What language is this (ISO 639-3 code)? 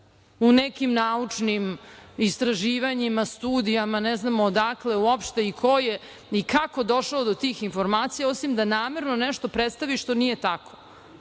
srp